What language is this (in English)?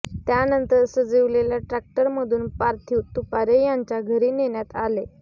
Marathi